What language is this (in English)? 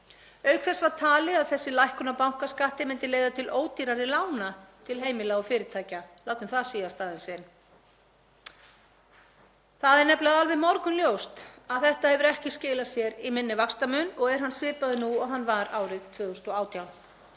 Icelandic